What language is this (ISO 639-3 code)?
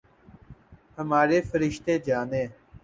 urd